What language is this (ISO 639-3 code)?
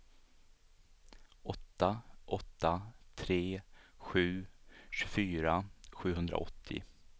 swe